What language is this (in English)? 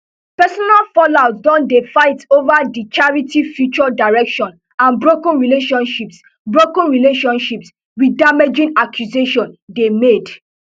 Nigerian Pidgin